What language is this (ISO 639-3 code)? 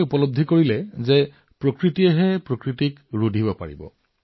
asm